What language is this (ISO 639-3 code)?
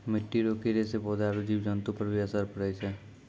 mai